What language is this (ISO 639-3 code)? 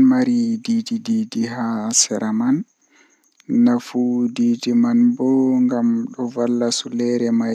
fuh